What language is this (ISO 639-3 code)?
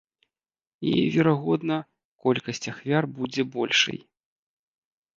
bel